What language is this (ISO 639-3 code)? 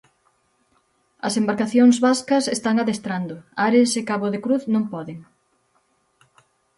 glg